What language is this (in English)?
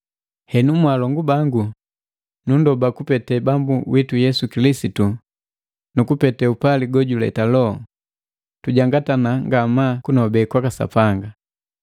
Matengo